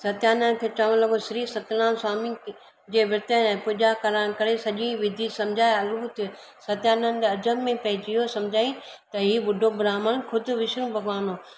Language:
Sindhi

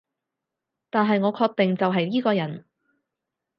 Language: Cantonese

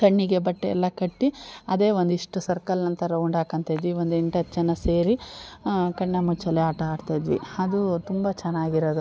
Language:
Kannada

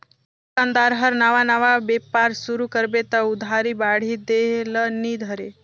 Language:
Chhattisgarhi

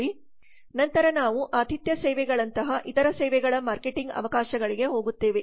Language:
Kannada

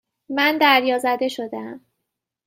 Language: Persian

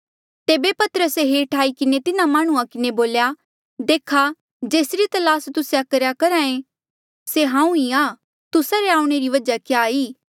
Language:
Mandeali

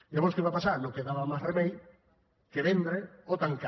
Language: Catalan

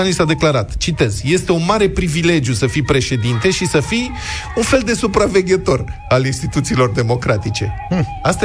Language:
Romanian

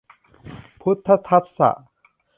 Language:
Thai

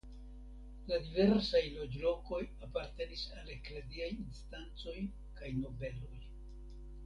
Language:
Esperanto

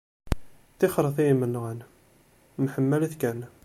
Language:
Kabyle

